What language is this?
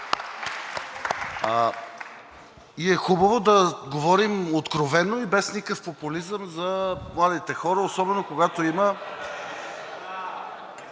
Bulgarian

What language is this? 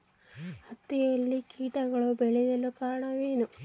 Kannada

